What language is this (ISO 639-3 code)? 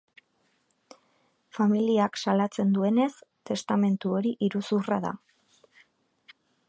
eus